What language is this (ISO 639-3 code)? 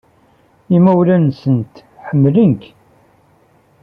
kab